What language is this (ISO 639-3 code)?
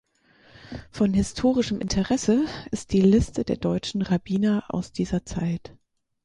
deu